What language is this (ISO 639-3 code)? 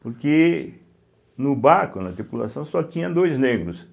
por